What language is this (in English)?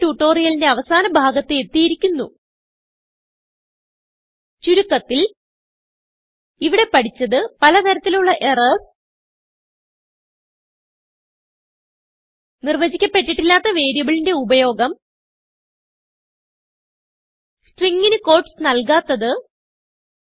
Malayalam